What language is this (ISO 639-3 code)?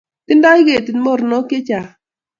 kln